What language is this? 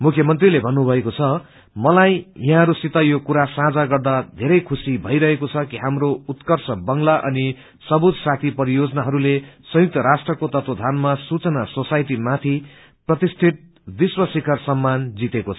Nepali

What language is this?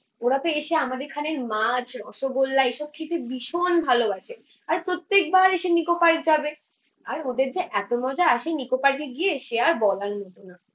Bangla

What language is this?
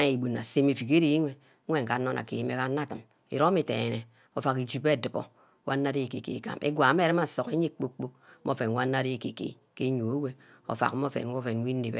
Ubaghara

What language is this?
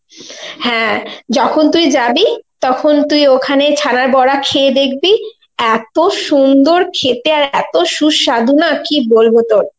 Bangla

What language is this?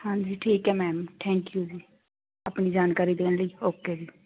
Punjabi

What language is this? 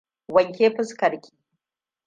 Hausa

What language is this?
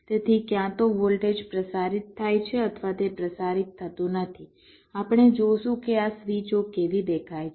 Gujarati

